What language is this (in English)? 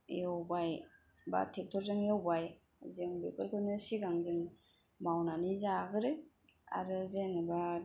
Bodo